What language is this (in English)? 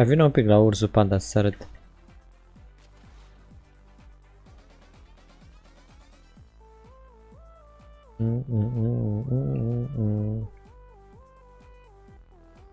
Romanian